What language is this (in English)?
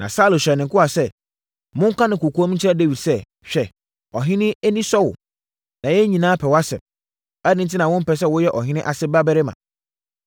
Akan